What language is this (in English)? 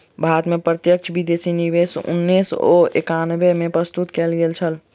Maithili